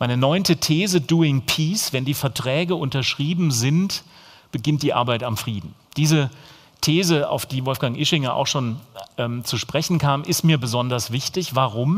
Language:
German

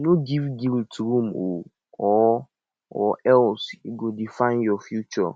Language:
Nigerian Pidgin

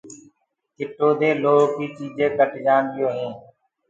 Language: Gurgula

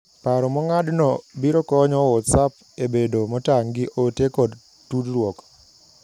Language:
Luo (Kenya and Tanzania)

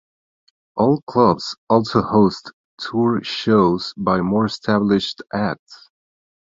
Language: English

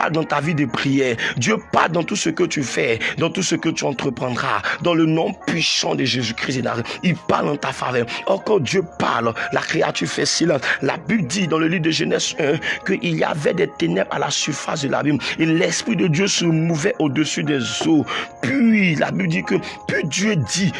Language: French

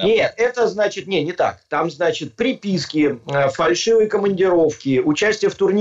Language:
Russian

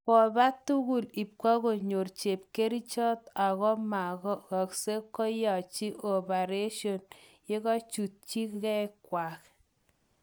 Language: Kalenjin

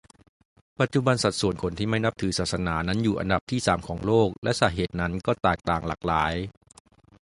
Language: Thai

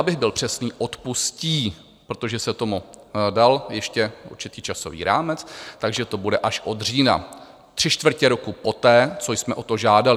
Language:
Czech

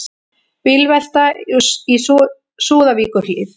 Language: Icelandic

